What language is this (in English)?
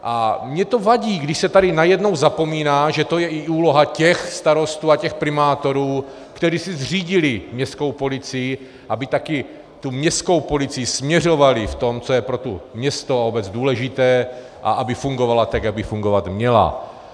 Czech